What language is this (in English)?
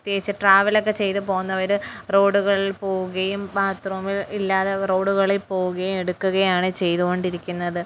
Malayalam